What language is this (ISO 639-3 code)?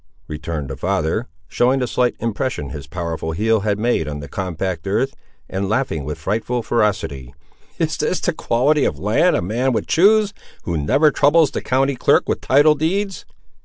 eng